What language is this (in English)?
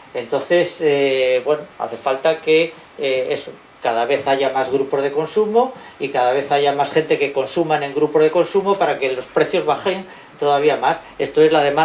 Spanish